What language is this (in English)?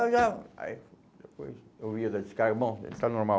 Portuguese